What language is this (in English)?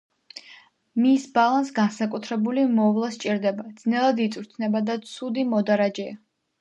Georgian